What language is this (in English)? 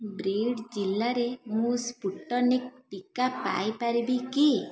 Odia